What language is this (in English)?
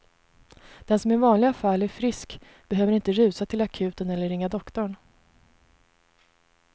Swedish